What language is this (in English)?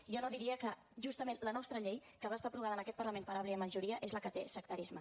Catalan